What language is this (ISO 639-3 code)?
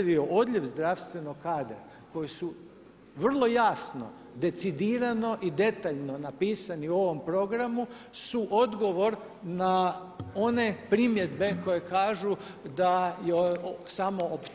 hrv